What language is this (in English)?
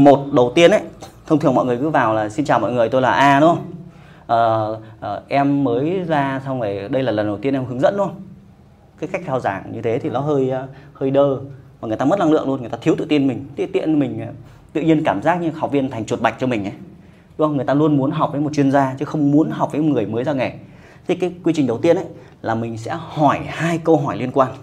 Vietnamese